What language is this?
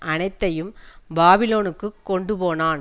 Tamil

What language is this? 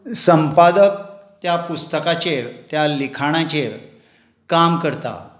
Konkani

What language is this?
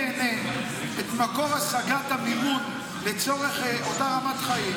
Hebrew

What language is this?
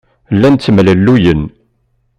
Kabyle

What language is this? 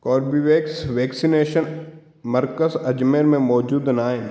Sindhi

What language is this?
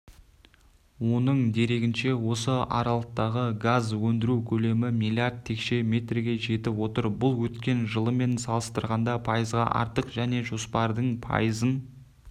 Kazakh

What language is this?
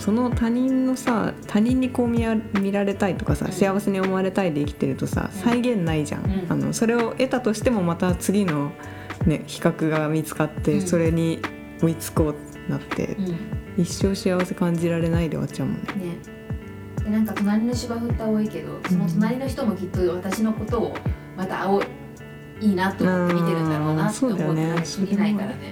Japanese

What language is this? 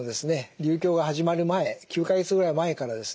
Japanese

